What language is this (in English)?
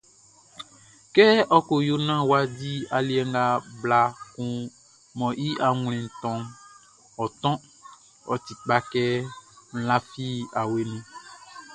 Baoulé